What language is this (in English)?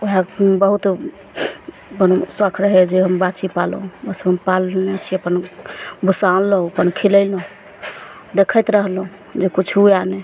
Maithili